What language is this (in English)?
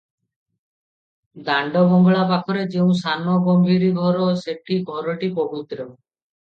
Odia